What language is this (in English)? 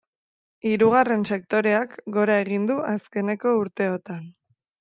Basque